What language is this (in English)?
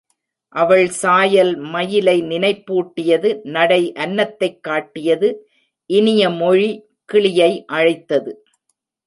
Tamil